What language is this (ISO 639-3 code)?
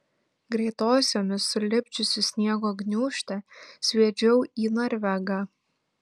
lit